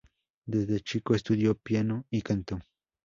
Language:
Spanish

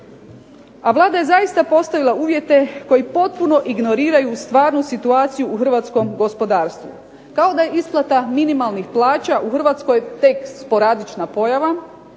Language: Croatian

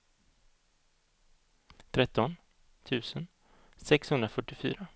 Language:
Swedish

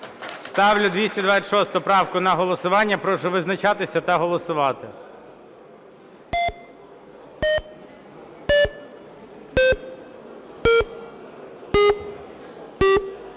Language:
Ukrainian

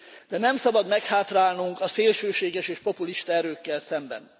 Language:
Hungarian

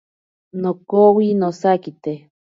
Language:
Ashéninka Perené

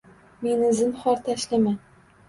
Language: Uzbek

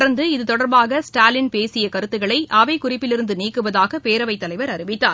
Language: Tamil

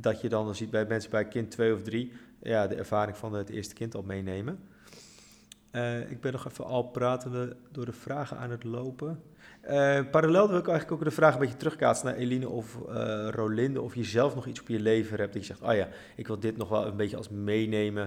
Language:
Dutch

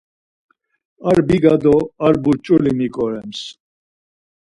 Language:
Laz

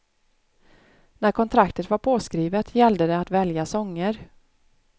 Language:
Swedish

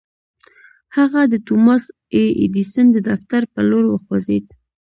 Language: Pashto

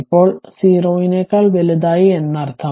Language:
Malayalam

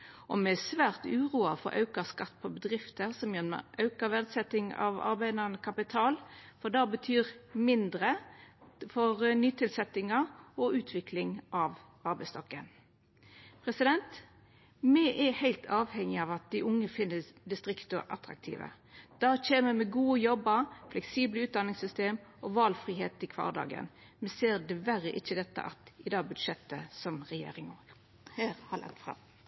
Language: Norwegian Nynorsk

